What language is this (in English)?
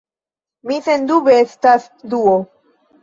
Esperanto